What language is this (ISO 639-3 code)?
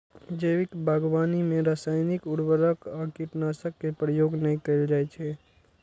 mai